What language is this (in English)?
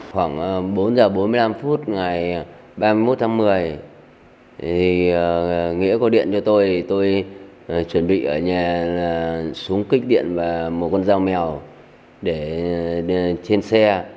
Vietnamese